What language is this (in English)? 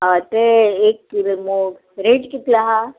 Konkani